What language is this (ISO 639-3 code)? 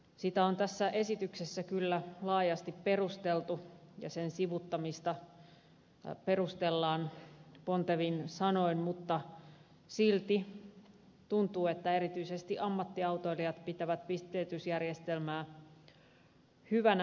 fin